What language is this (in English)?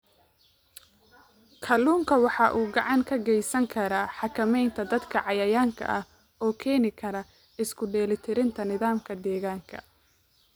Somali